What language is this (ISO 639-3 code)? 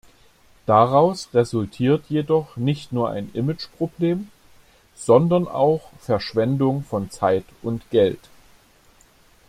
deu